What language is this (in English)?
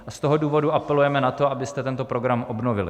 Czech